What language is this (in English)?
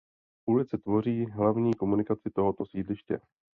Czech